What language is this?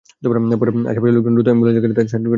Bangla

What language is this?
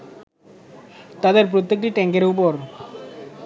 Bangla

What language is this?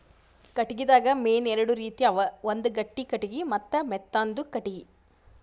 Kannada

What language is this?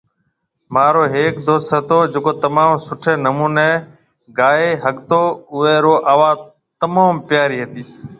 Marwari (Pakistan)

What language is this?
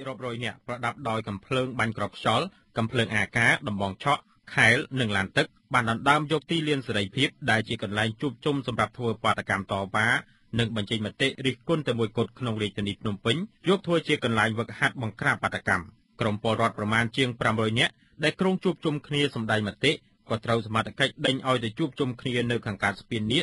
Thai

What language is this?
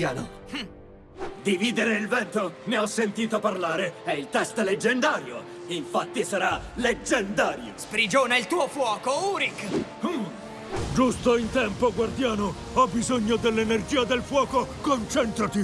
Italian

